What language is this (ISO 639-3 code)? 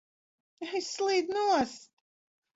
lav